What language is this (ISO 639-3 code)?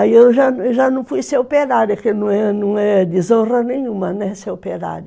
por